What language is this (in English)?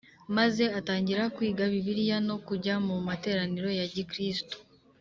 Kinyarwanda